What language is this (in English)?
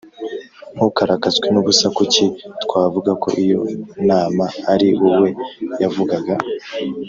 Kinyarwanda